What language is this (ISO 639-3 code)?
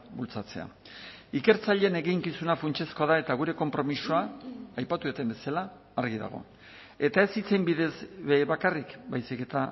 eus